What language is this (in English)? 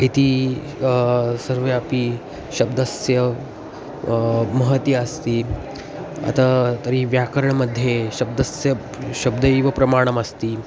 Sanskrit